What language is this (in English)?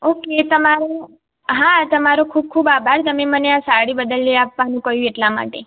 Gujarati